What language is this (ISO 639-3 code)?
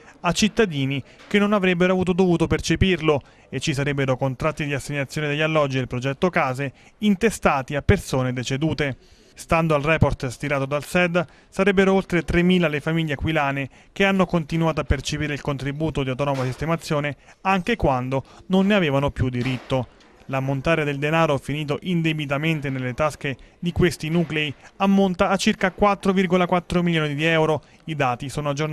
ita